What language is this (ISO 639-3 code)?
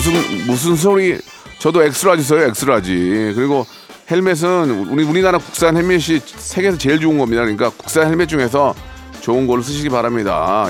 kor